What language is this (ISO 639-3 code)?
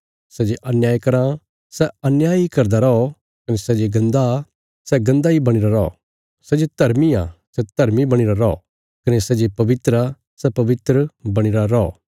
kfs